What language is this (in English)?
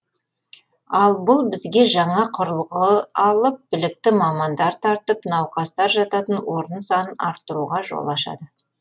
Kazakh